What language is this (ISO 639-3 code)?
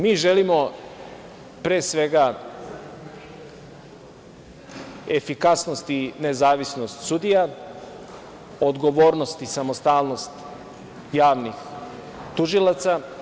srp